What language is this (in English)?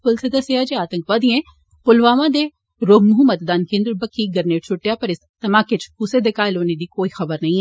Dogri